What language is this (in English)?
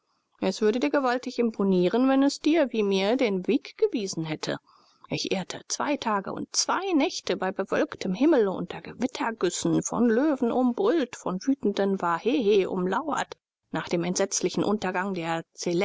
German